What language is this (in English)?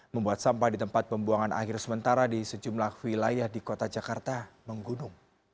Indonesian